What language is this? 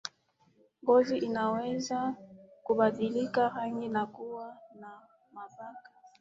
Swahili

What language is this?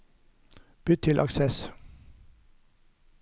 Norwegian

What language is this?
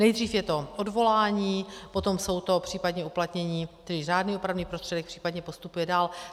Czech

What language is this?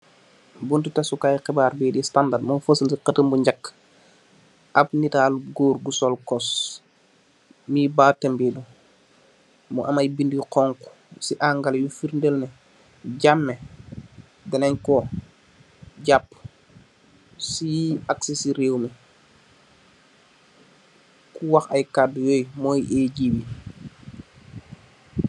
Wolof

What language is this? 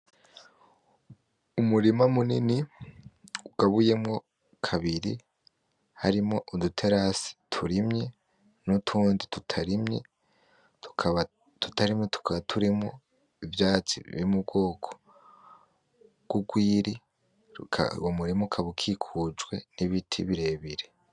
Rundi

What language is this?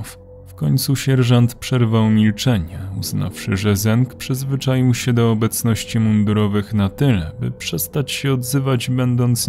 Polish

